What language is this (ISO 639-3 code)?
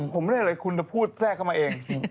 tha